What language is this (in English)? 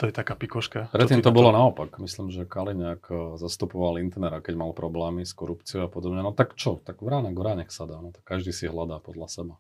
Slovak